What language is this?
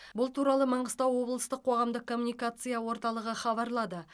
Kazakh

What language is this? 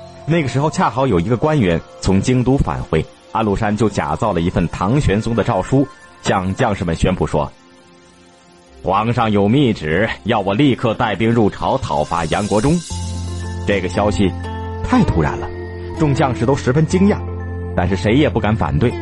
Chinese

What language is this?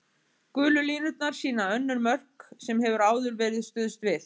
Icelandic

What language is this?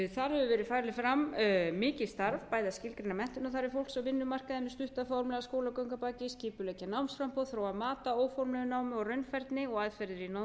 Icelandic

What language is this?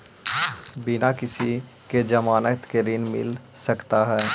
Magahi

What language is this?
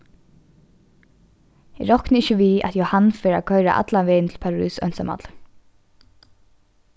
Faroese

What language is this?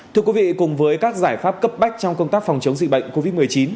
Vietnamese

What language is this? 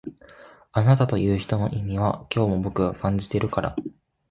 Japanese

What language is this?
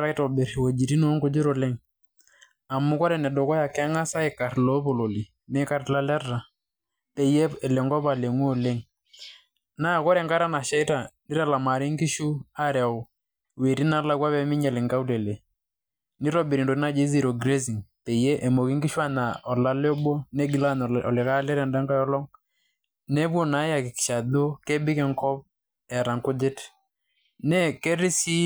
Masai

